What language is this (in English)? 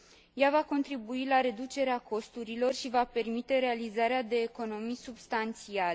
Romanian